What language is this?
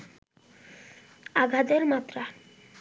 Bangla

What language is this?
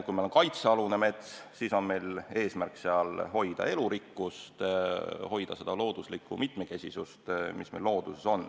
Estonian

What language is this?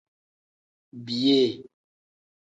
Tem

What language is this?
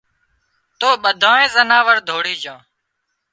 Wadiyara Koli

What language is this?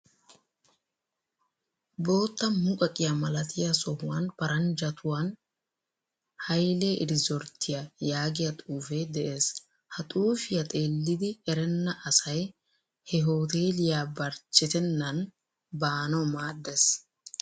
Wolaytta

